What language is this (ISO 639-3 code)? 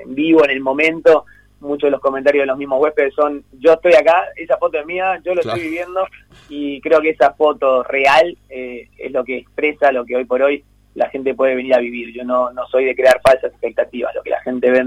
spa